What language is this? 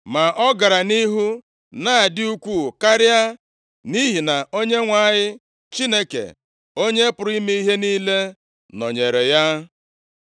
Igbo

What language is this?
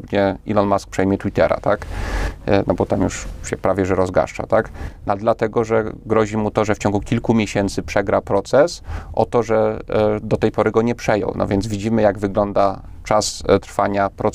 Polish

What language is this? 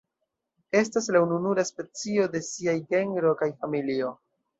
Esperanto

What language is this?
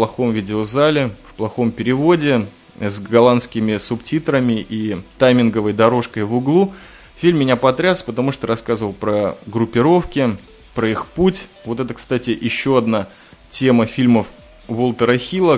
Russian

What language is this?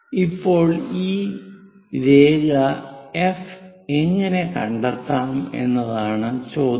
Malayalam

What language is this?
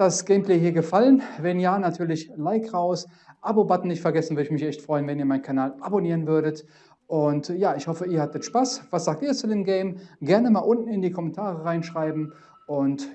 German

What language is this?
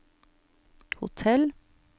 Norwegian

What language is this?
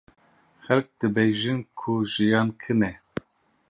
Kurdish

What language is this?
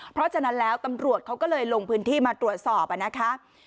Thai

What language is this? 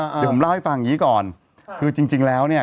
Thai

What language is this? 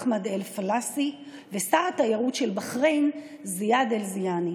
Hebrew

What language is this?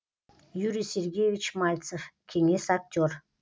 Kazakh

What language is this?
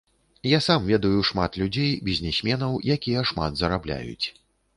Belarusian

